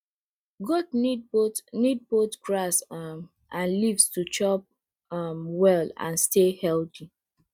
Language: Nigerian Pidgin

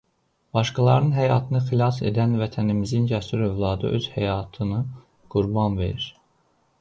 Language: Azerbaijani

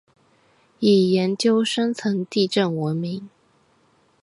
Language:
Chinese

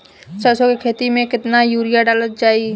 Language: Bhojpuri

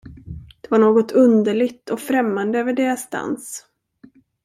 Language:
Swedish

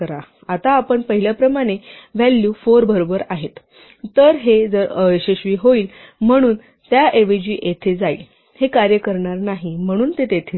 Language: Marathi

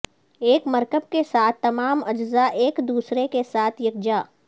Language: Urdu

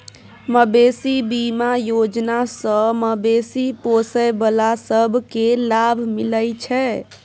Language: Maithili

